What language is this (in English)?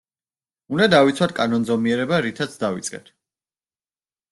Georgian